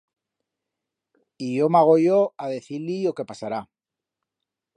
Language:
Aragonese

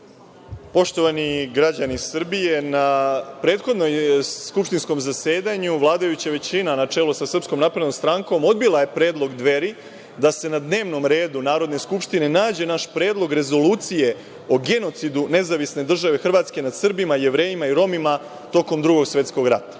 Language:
Serbian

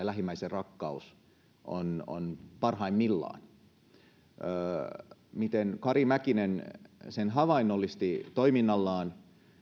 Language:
Finnish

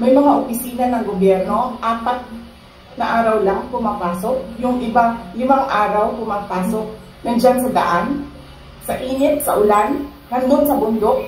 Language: Filipino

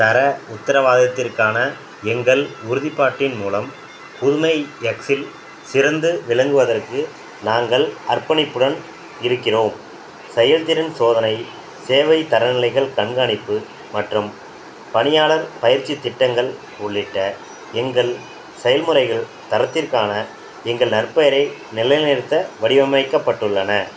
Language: Tamil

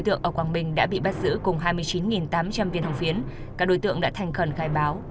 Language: Vietnamese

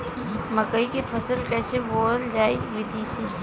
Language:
Bhojpuri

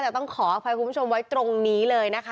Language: Thai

